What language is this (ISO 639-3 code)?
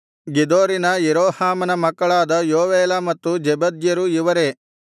kan